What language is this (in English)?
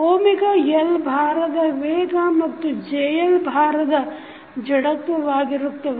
Kannada